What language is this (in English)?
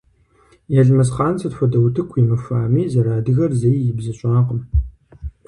Kabardian